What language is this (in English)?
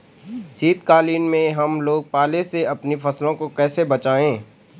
Hindi